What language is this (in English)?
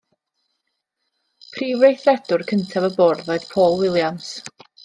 Welsh